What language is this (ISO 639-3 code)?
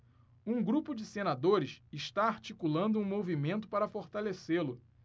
por